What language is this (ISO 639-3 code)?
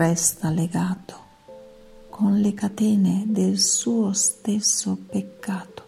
ita